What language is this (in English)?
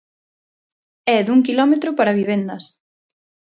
Galician